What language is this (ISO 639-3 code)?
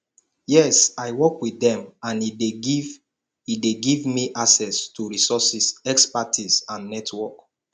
pcm